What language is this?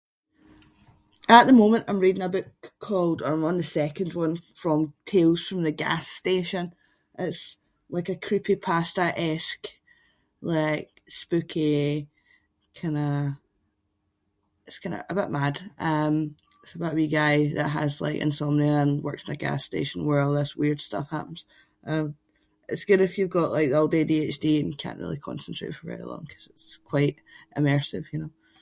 Scots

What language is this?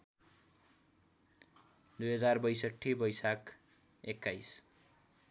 Nepali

